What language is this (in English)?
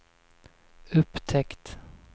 Swedish